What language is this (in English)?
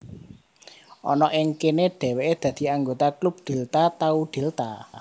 Javanese